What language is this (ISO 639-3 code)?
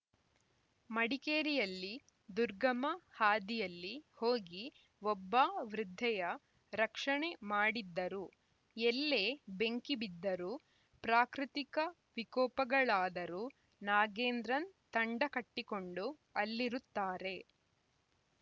kan